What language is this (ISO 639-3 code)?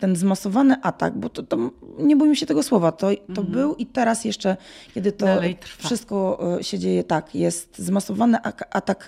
pol